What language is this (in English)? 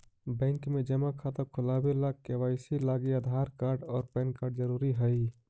Magahi